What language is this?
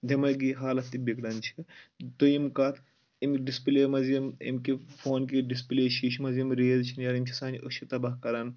Kashmiri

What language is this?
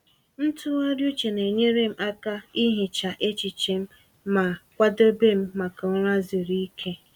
Igbo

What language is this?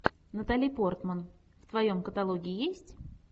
Russian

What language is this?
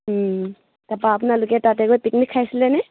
Assamese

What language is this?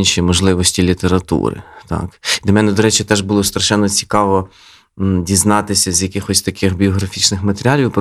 Ukrainian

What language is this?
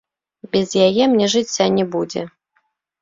Belarusian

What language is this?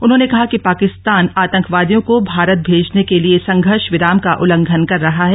Hindi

